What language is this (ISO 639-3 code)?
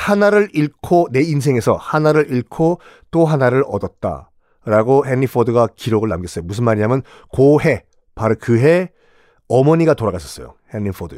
kor